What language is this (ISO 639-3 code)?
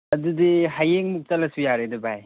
mni